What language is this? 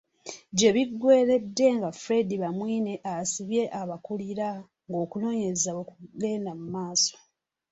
Ganda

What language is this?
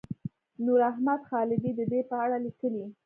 Pashto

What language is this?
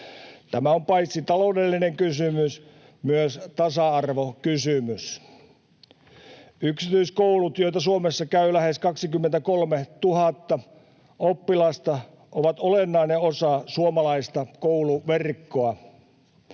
Finnish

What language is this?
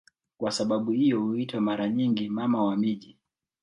Swahili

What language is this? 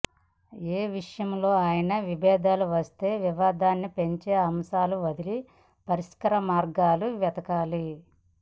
Telugu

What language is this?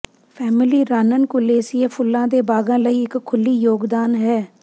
Punjabi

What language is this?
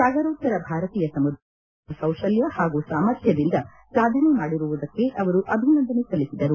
Kannada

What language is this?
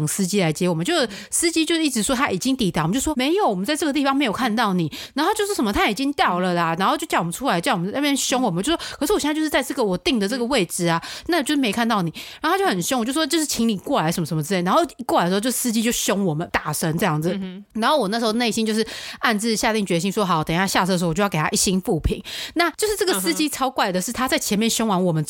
Chinese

